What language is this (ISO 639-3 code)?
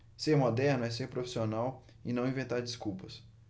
por